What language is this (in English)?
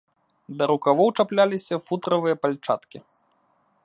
Belarusian